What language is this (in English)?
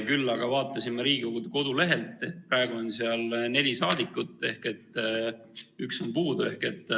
Estonian